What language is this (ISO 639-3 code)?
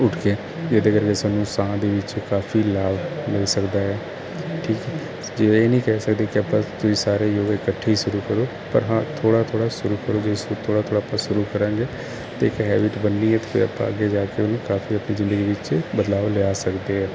pan